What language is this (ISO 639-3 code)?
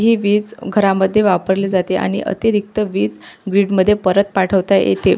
mar